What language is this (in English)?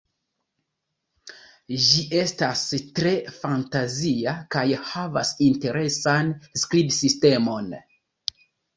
Esperanto